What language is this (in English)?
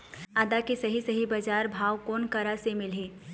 Chhattisgarhi